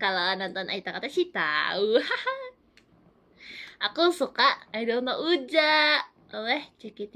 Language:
Indonesian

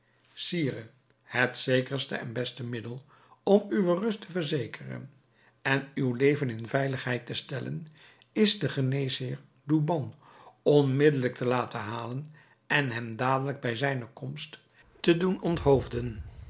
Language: Dutch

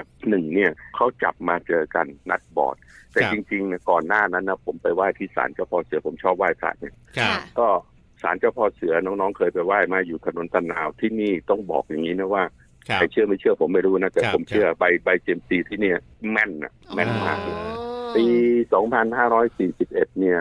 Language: Thai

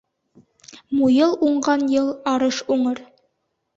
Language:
Bashkir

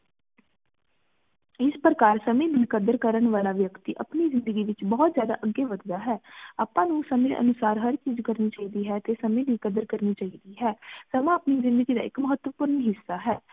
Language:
Punjabi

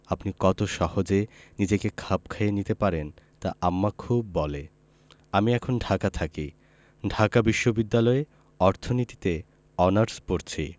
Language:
Bangla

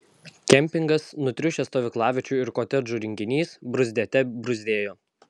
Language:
Lithuanian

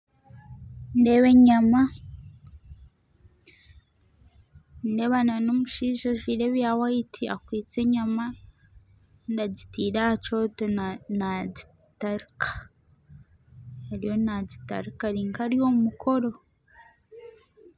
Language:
Nyankole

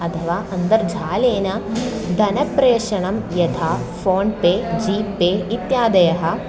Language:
Sanskrit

